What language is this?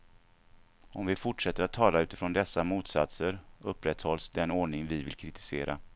Swedish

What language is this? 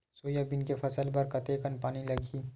Chhattisgarhi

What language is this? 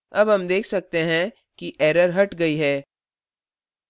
Hindi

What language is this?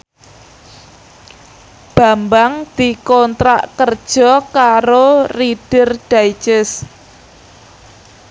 Javanese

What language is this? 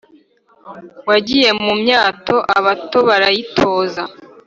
Kinyarwanda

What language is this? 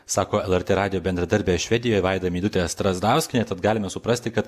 Lithuanian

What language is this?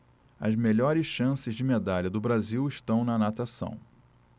Portuguese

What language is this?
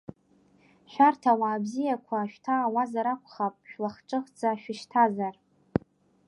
Abkhazian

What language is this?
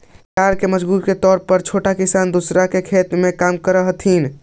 Magahi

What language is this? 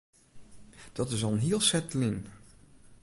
Western Frisian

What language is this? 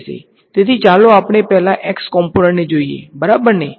Gujarati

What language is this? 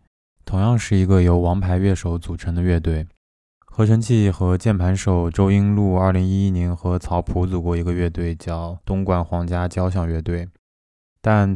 Chinese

